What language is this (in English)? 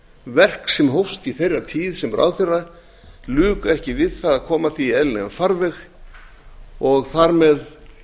Icelandic